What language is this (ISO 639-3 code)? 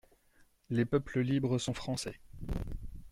fra